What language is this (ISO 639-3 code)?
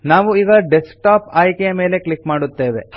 kan